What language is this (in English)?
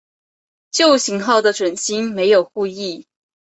Chinese